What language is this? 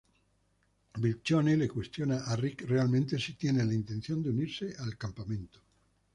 Spanish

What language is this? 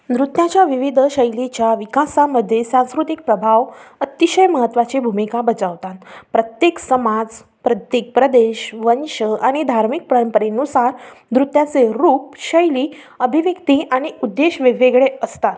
Marathi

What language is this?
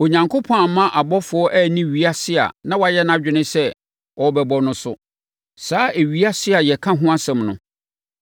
Akan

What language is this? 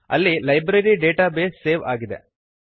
Kannada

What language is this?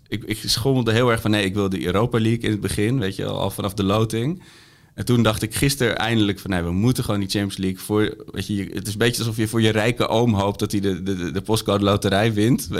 Dutch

